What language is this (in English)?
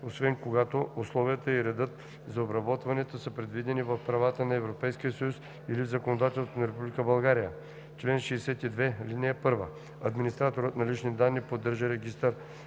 Bulgarian